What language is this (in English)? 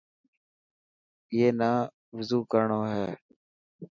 Dhatki